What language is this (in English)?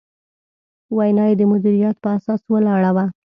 Pashto